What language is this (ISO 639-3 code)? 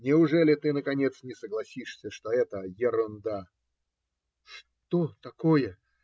rus